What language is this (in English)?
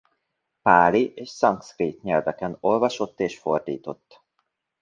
Hungarian